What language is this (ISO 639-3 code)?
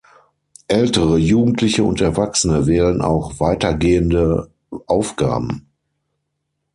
deu